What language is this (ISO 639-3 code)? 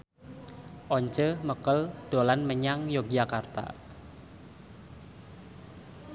jav